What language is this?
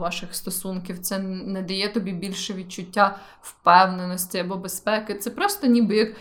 Ukrainian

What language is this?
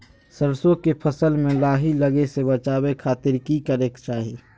Magahi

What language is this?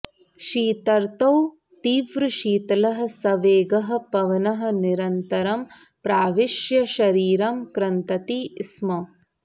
Sanskrit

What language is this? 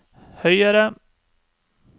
Norwegian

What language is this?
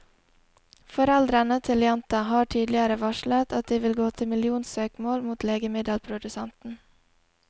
Norwegian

